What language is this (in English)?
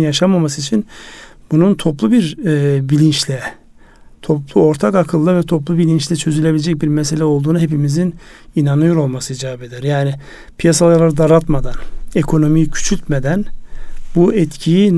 Turkish